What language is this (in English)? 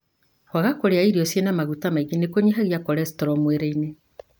Kikuyu